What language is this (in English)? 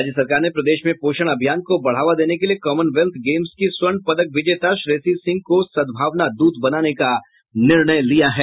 Hindi